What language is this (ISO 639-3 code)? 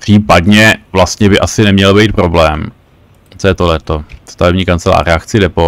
ces